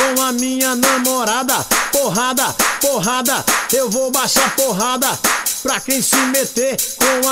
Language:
Portuguese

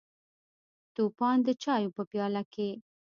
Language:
Pashto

